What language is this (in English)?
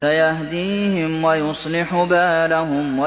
Arabic